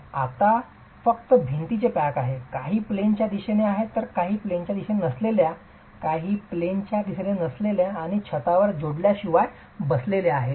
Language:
Marathi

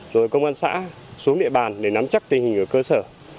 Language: Vietnamese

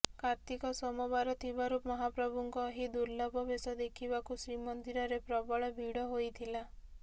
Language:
Odia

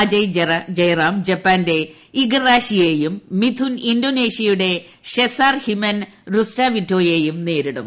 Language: Malayalam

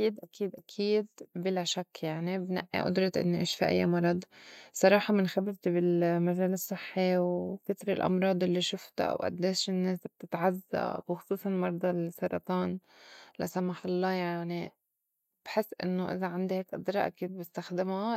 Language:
North Levantine Arabic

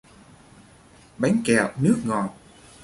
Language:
Vietnamese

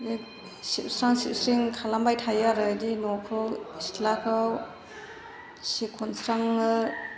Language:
Bodo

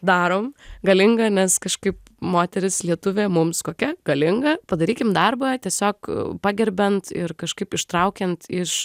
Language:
Lithuanian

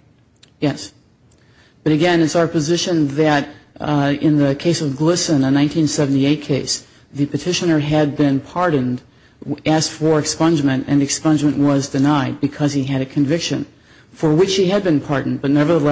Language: English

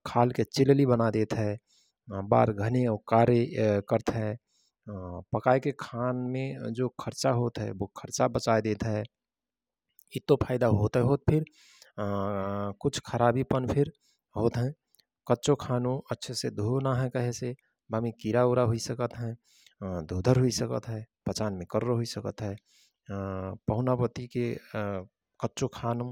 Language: Rana Tharu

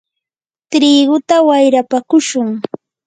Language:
Yanahuanca Pasco Quechua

